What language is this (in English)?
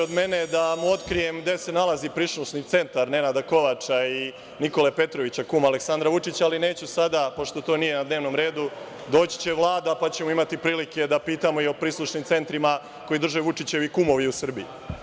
Serbian